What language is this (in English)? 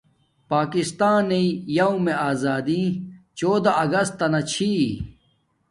Domaaki